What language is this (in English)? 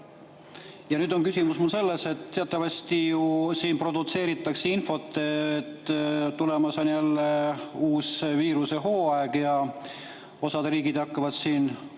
Estonian